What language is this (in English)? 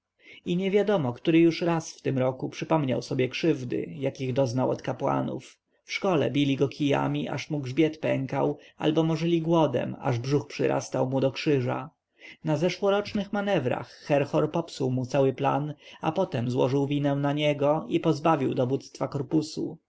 Polish